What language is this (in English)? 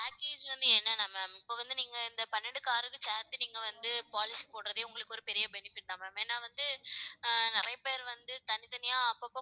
Tamil